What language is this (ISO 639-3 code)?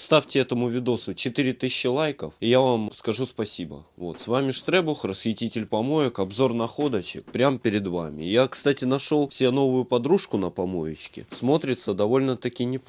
rus